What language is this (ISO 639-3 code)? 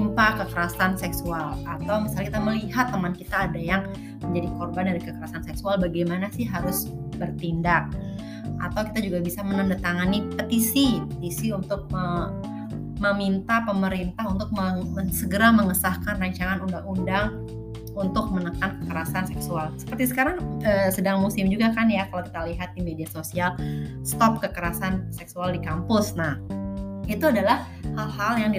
ind